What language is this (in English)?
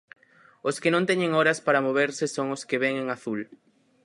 Galician